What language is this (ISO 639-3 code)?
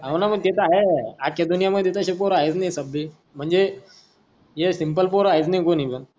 mar